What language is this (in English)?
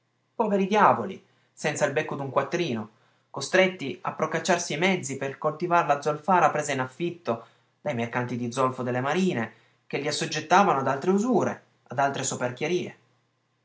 Italian